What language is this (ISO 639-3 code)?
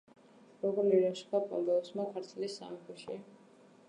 kat